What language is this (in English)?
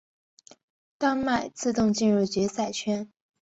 Chinese